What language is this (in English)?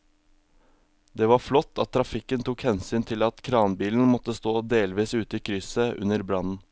Norwegian